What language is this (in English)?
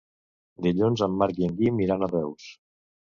Catalan